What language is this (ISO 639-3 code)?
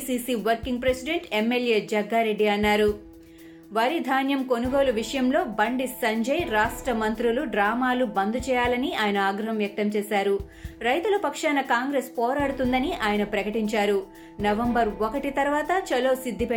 tel